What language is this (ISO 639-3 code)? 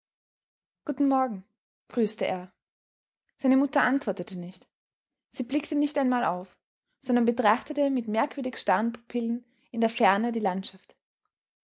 deu